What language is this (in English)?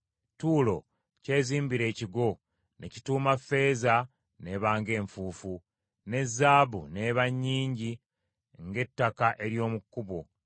Ganda